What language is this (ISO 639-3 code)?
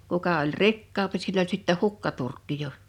fin